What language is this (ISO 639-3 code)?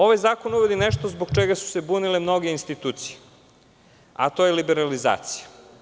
srp